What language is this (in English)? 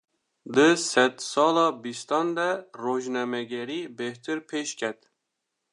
Kurdish